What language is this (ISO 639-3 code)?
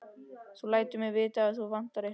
isl